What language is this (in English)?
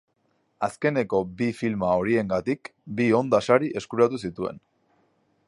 Basque